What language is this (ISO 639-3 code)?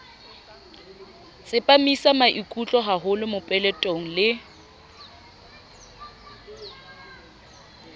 sot